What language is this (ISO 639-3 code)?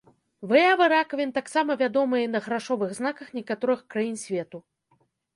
bel